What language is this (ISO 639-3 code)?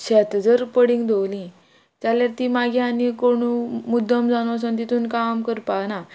kok